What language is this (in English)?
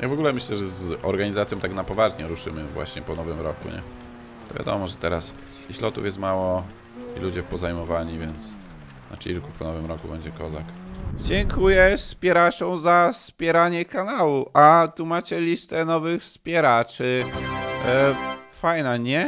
Polish